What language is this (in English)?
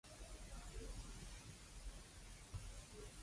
Cantonese